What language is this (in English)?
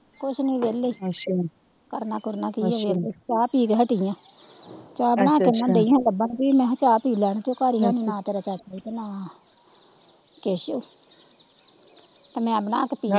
Punjabi